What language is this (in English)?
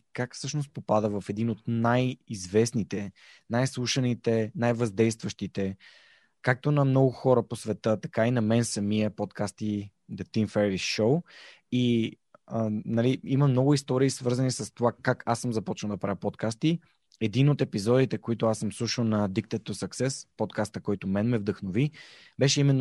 Bulgarian